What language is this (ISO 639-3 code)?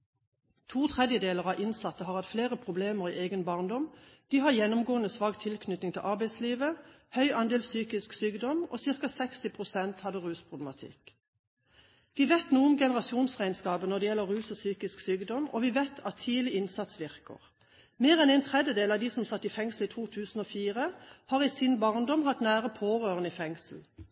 nob